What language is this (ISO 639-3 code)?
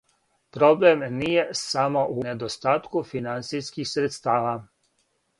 srp